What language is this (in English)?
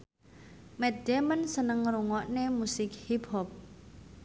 Javanese